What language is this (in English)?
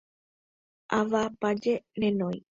Guarani